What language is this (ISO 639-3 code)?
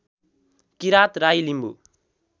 nep